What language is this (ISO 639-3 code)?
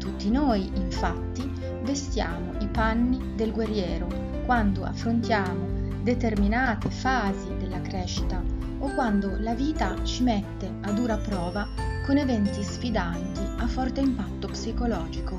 ita